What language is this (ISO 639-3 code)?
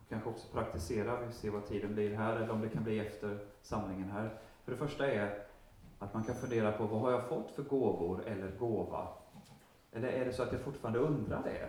swe